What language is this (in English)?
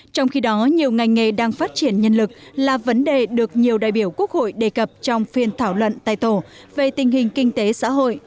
Vietnamese